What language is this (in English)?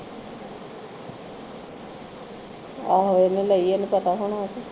Punjabi